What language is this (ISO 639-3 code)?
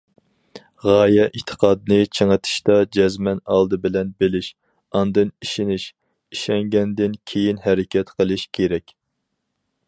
uig